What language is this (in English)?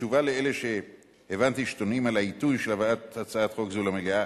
Hebrew